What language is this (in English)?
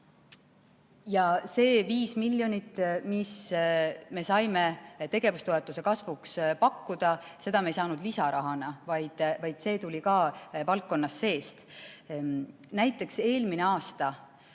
Estonian